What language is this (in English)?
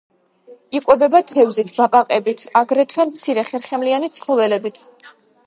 Georgian